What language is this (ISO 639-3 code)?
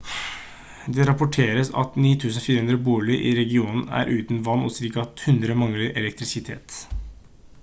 nob